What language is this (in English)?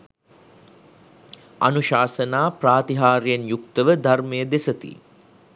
Sinhala